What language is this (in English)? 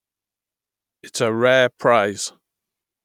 English